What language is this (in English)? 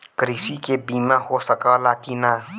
Bhojpuri